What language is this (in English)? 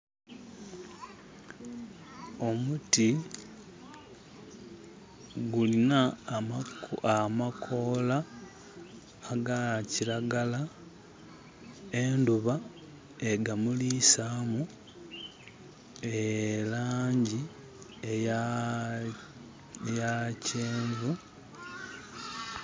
Soga